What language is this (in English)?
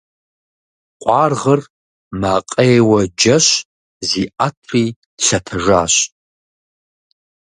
Kabardian